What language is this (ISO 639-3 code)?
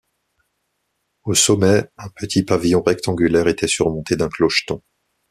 fra